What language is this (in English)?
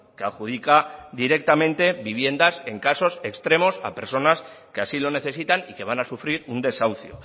Spanish